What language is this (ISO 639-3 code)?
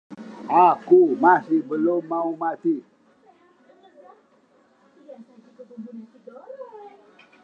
ind